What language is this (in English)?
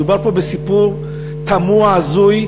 Hebrew